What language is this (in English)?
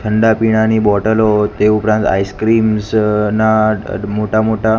Gujarati